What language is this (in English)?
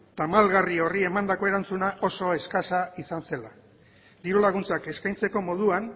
Basque